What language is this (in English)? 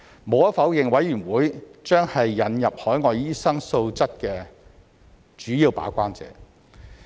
Cantonese